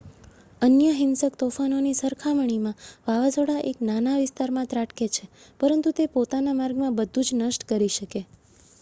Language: Gujarati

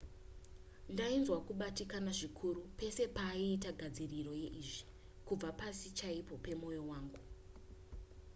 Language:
Shona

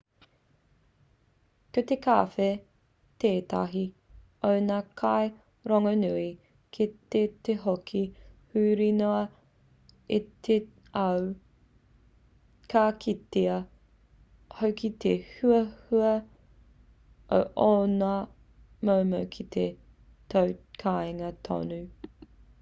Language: Māori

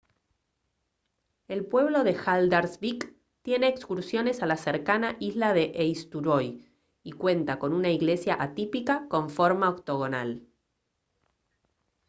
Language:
Spanish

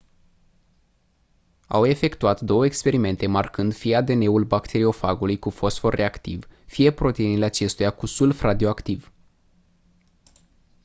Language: Romanian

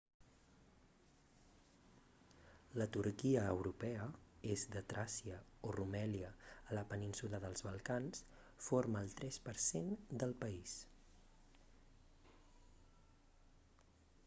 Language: Catalan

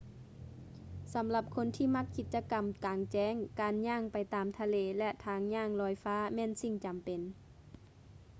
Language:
Lao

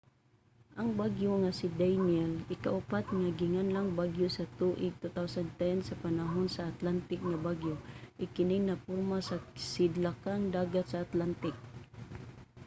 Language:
Cebuano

